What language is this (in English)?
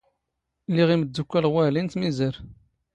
Standard Moroccan Tamazight